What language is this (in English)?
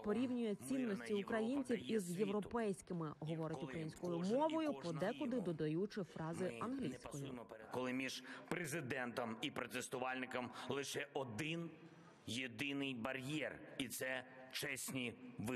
Ukrainian